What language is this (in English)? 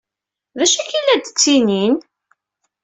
Kabyle